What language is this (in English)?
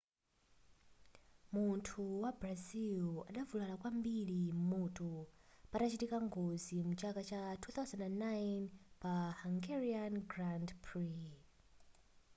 Nyanja